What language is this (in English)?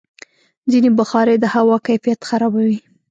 Pashto